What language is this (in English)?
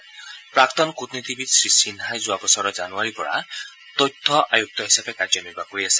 Assamese